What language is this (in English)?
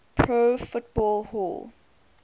English